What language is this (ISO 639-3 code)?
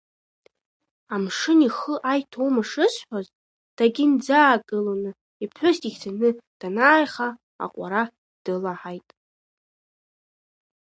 abk